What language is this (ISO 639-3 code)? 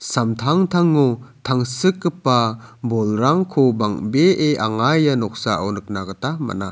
grt